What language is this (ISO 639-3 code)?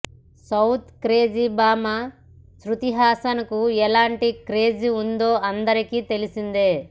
tel